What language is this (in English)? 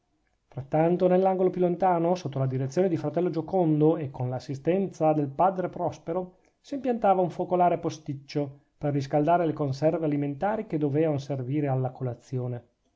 Italian